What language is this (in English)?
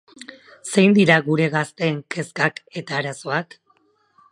Basque